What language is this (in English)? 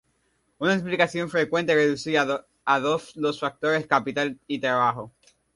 Spanish